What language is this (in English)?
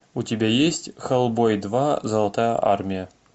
Russian